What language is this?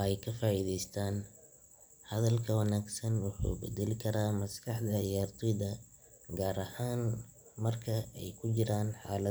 Somali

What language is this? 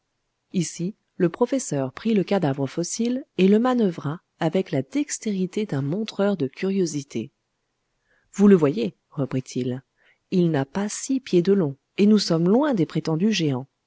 French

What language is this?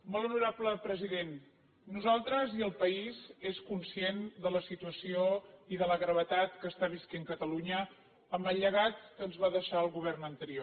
Catalan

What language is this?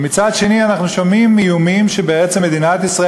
Hebrew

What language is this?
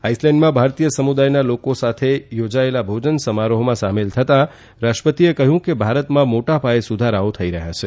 Gujarati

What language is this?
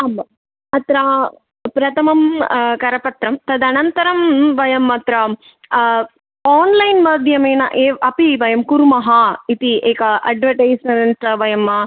Sanskrit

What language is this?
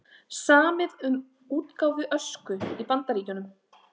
Icelandic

